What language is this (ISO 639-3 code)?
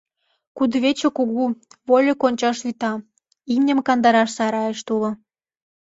chm